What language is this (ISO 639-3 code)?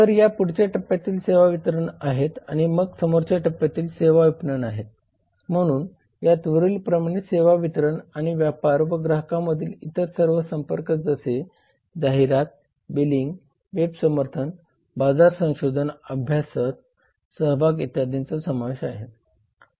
mar